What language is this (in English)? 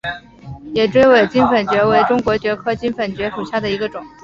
Chinese